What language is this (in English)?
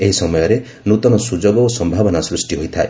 Odia